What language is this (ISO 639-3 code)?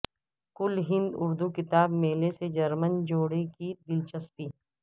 urd